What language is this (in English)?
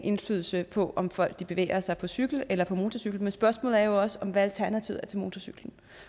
Danish